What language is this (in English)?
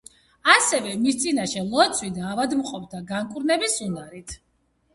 Georgian